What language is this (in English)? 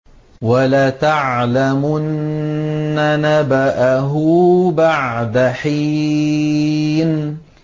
Arabic